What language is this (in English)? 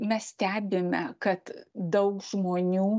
Lithuanian